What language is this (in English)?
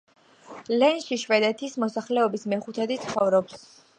Georgian